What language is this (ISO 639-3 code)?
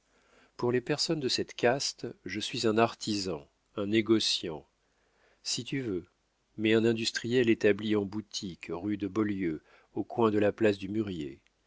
fra